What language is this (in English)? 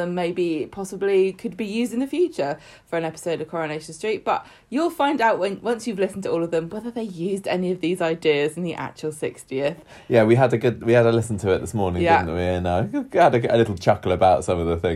English